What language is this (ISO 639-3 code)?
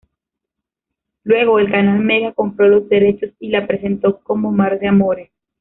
spa